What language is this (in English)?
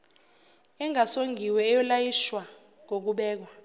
Zulu